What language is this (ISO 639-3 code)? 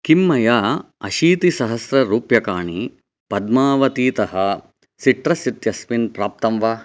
san